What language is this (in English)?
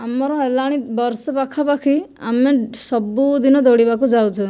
Odia